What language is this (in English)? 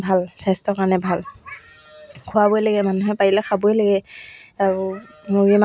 Assamese